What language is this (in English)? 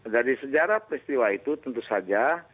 Indonesian